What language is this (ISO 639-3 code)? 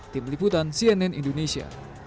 ind